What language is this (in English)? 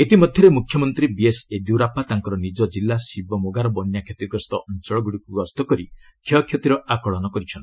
Odia